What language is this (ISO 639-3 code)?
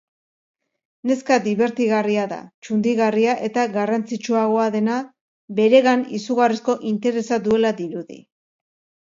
eus